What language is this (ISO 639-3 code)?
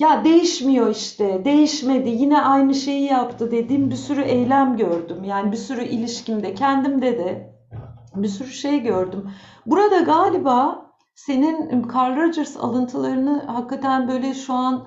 tur